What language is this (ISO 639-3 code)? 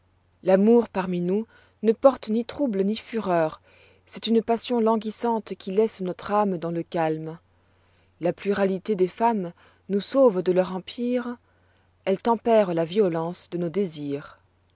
fra